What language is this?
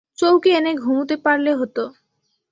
Bangla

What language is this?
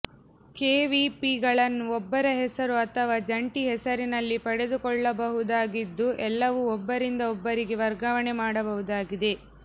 Kannada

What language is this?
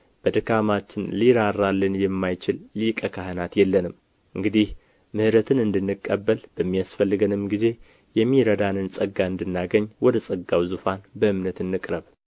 Amharic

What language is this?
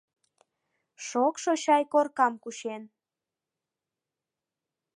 Mari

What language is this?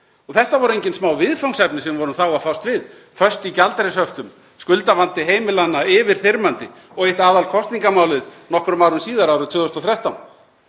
Icelandic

